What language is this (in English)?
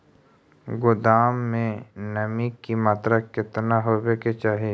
Magahi